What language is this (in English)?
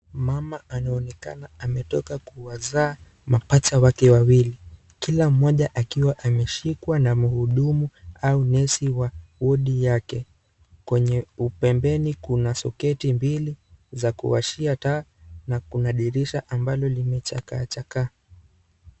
Swahili